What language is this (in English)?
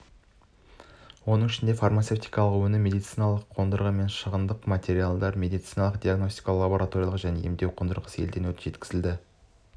Kazakh